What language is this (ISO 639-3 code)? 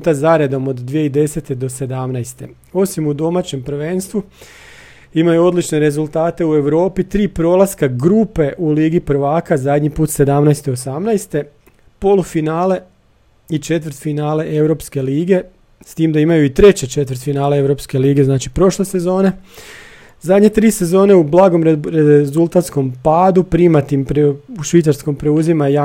hrv